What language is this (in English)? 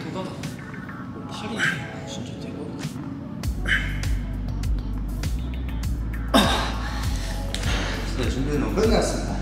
Korean